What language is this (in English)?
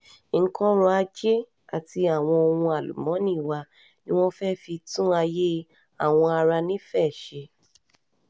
Yoruba